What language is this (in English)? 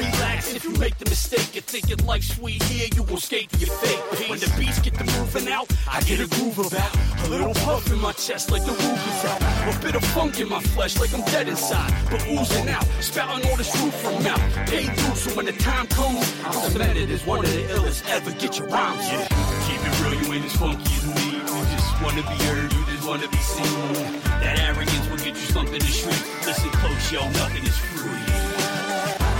Greek